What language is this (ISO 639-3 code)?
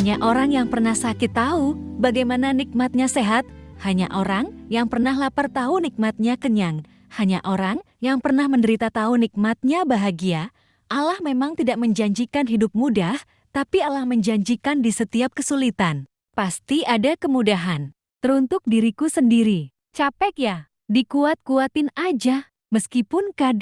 ind